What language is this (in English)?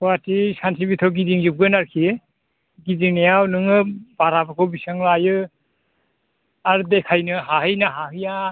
Bodo